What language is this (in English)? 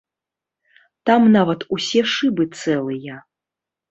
Belarusian